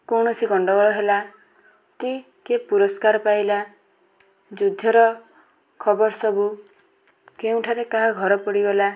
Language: Odia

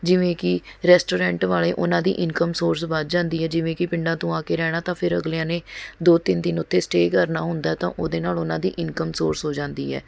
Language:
Punjabi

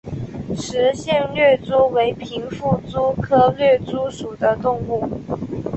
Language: Chinese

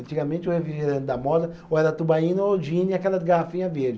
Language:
Portuguese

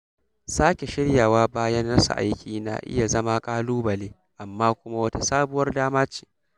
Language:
Hausa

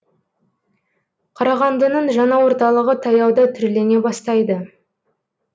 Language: Kazakh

